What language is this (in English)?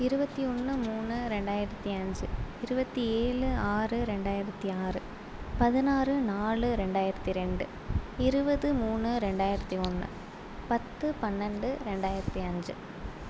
Tamil